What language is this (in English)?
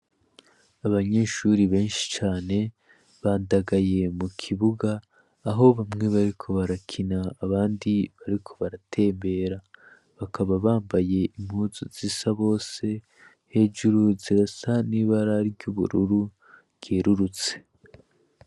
Rundi